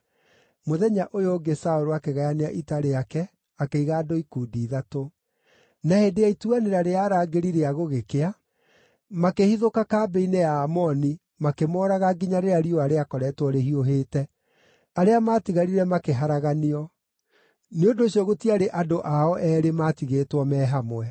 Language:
Kikuyu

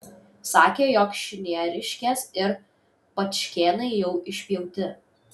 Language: Lithuanian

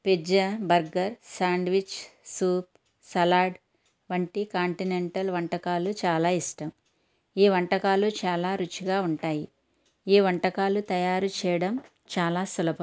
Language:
Telugu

